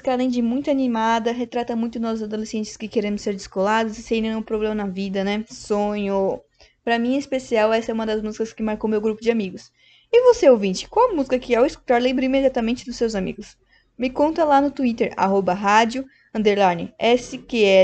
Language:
Portuguese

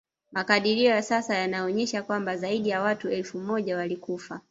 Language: Swahili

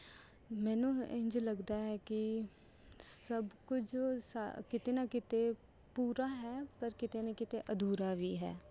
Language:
Punjabi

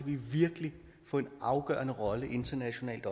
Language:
Danish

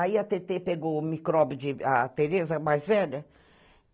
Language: Portuguese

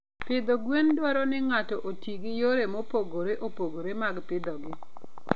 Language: Luo (Kenya and Tanzania)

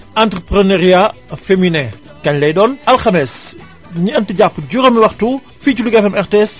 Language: Wolof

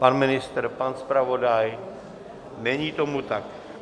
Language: Czech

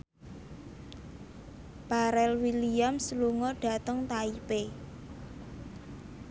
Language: Javanese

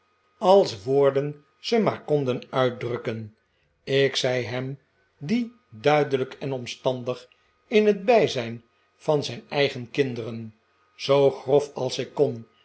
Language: Dutch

